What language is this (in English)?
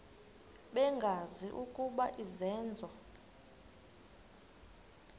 Xhosa